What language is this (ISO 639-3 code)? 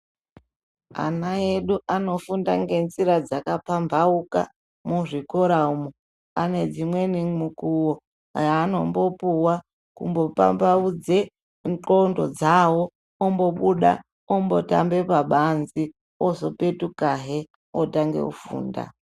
ndc